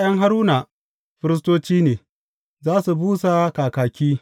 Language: Hausa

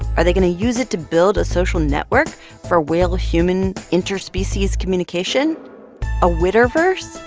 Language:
English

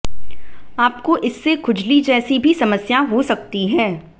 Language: Hindi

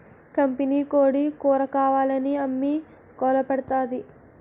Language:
Telugu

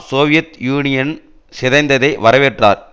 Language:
Tamil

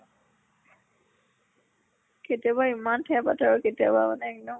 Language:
Assamese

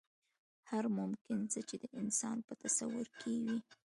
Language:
Pashto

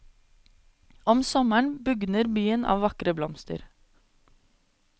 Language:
Norwegian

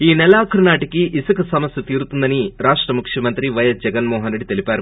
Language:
Telugu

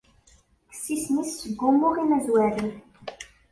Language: Kabyle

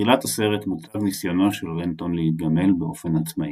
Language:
Hebrew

